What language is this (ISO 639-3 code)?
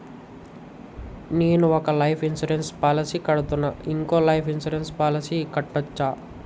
tel